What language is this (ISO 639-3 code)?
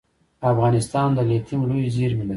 pus